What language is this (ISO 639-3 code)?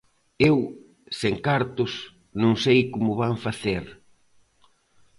glg